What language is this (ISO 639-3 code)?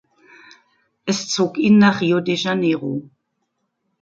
deu